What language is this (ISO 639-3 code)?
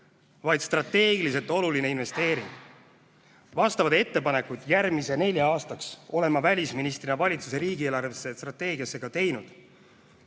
est